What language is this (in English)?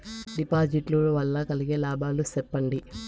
Telugu